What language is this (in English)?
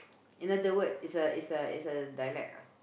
English